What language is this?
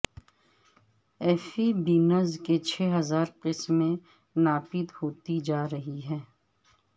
Urdu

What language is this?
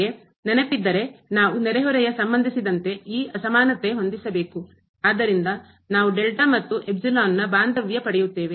Kannada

